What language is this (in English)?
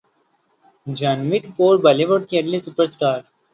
Urdu